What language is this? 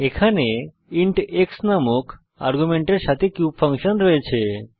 Bangla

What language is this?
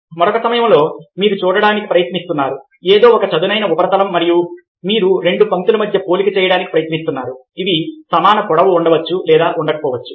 Telugu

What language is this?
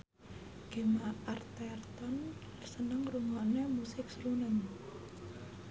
Javanese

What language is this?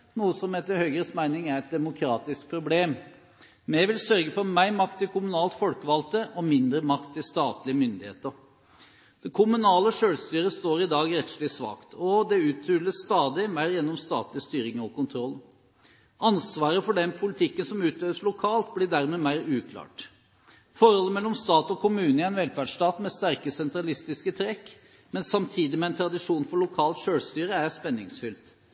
Norwegian Bokmål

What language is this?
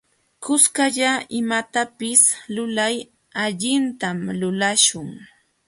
Jauja Wanca Quechua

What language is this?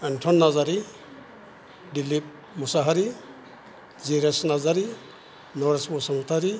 Bodo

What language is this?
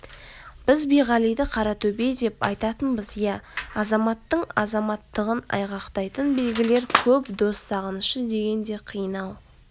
Kazakh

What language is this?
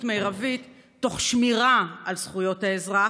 Hebrew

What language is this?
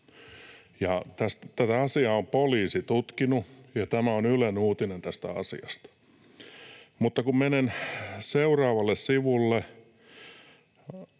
Finnish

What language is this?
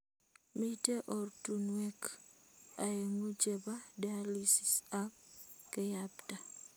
Kalenjin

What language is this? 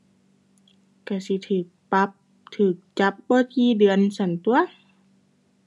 Thai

